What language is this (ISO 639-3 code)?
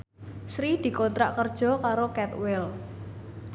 jav